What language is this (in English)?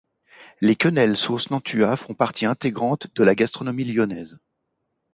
French